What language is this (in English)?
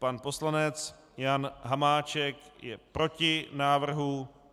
Czech